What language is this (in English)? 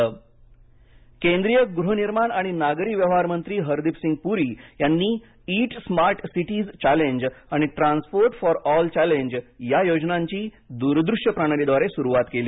Marathi